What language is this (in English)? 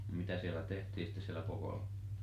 Finnish